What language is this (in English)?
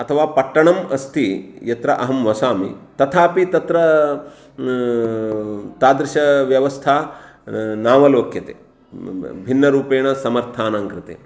Sanskrit